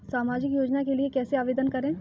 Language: Hindi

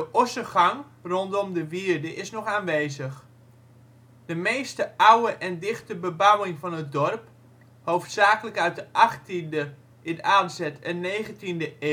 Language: Dutch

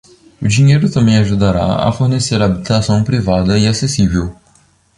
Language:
Portuguese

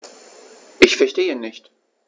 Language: German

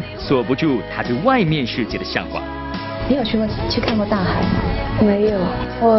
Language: Chinese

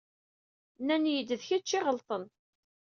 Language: Kabyle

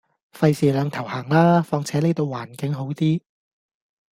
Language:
Cantonese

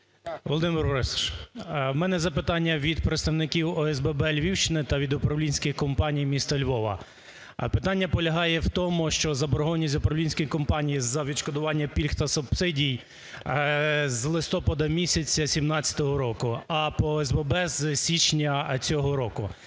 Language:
Ukrainian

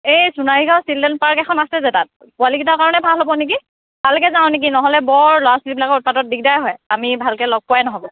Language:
Assamese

